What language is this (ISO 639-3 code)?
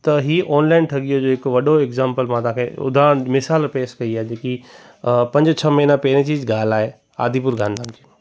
snd